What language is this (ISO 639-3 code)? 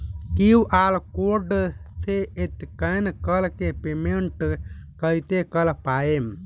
bho